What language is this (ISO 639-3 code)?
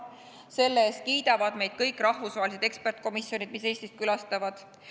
est